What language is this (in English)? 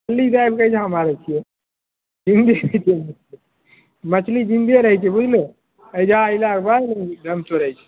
Maithili